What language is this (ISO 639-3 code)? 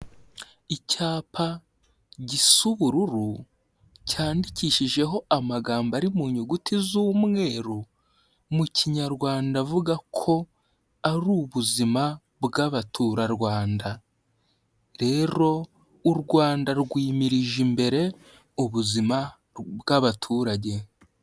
kin